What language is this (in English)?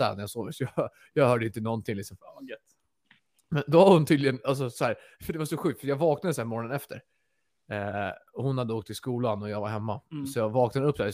Swedish